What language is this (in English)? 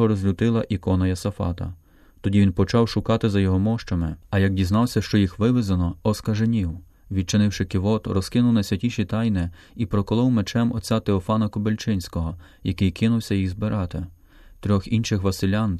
Ukrainian